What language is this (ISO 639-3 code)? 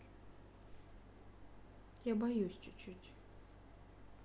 rus